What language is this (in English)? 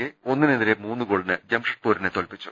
Malayalam